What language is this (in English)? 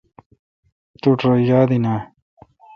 Kalkoti